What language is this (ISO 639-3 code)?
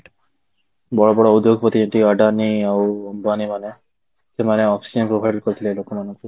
ori